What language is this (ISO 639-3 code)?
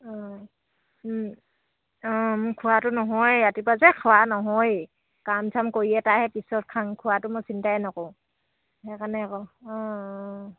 asm